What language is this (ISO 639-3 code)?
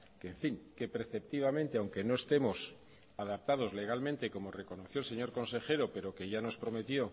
spa